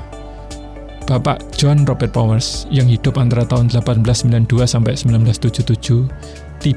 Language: Indonesian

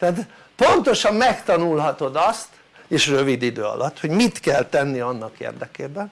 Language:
Hungarian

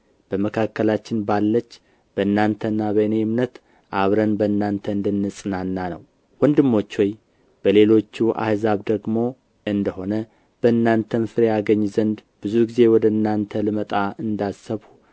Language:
Amharic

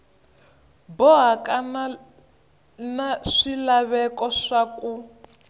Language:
Tsonga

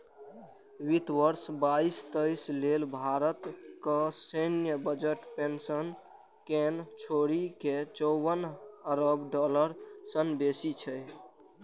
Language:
Maithili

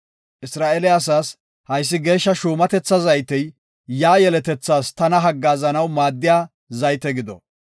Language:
Gofa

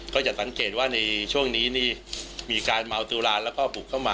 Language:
Thai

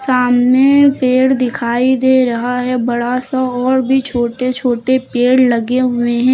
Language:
Hindi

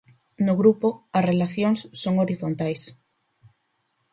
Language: Galician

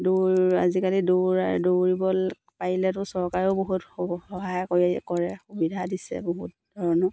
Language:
Assamese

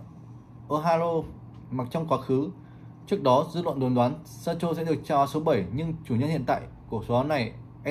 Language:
Vietnamese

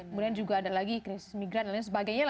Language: Indonesian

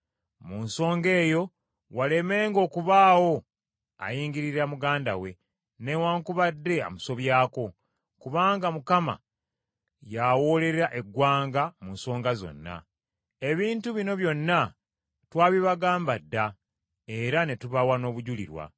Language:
Ganda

